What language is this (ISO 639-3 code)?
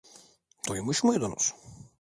tur